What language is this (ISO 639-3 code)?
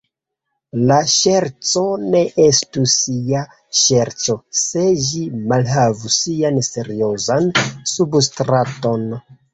epo